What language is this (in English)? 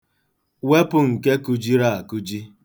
Igbo